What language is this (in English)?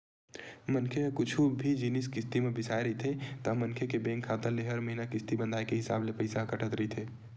Chhattisgarhi